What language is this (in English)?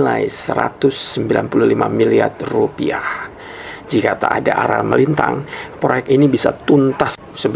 Indonesian